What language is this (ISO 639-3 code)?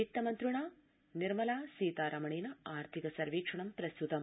san